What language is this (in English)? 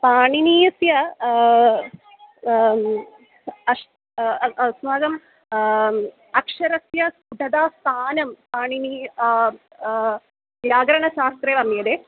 Sanskrit